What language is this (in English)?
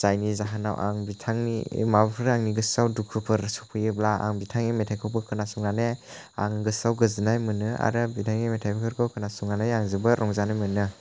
Bodo